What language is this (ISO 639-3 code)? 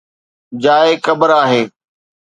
snd